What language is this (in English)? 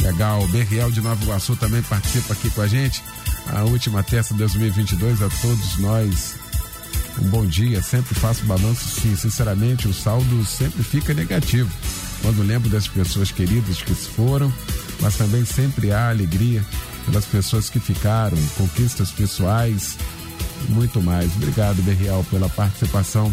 Portuguese